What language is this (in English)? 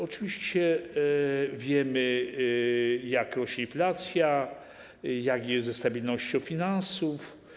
Polish